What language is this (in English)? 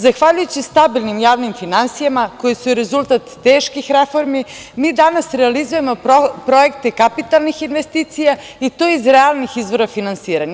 Serbian